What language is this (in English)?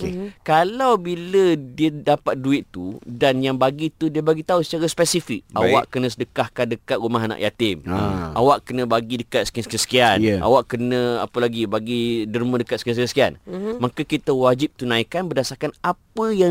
Malay